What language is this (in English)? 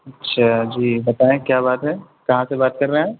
Urdu